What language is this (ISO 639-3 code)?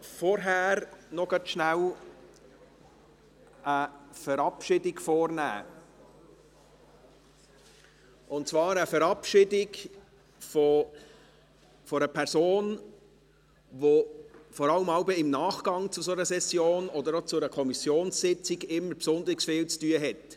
gsw